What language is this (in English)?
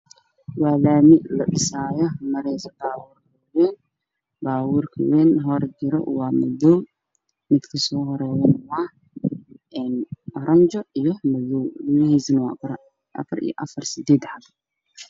Somali